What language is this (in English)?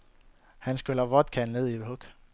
Danish